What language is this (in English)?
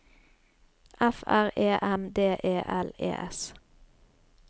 Norwegian